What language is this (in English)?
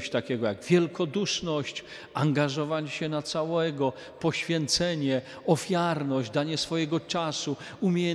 Polish